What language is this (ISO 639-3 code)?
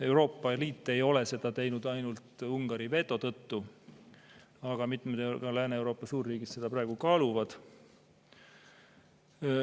est